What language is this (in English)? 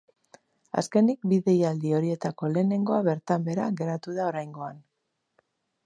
Basque